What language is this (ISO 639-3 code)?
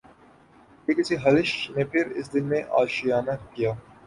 urd